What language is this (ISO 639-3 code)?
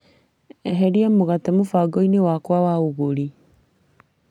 kik